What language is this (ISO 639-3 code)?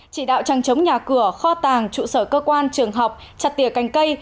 vie